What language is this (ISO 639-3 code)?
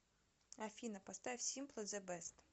rus